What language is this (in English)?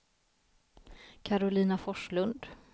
Swedish